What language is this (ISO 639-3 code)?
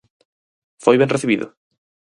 glg